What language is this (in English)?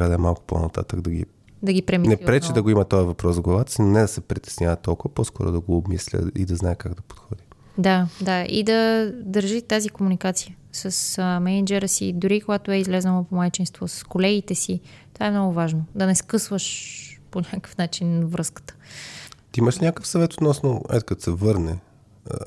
Bulgarian